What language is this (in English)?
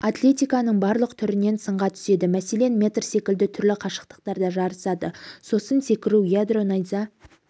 Kazakh